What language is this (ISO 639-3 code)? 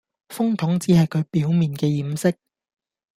yue